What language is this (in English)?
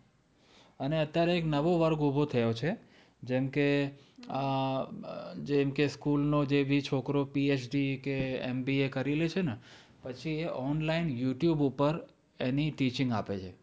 Gujarati